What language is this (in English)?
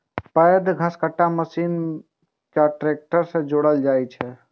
Maithili